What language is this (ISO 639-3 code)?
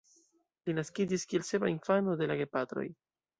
epo